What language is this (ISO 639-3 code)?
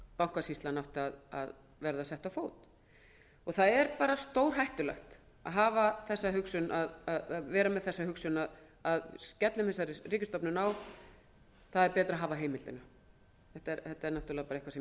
isl